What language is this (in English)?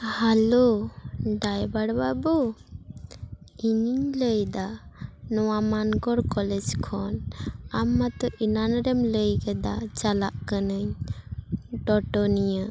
Santali